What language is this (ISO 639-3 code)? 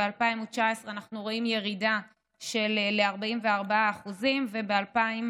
heb